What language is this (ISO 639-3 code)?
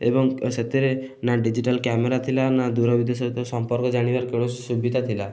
ori